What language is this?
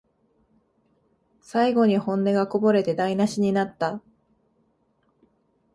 Japanese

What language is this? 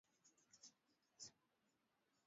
Swahili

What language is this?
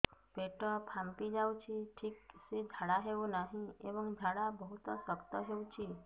Odia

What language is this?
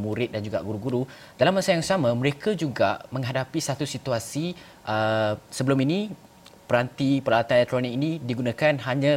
Malay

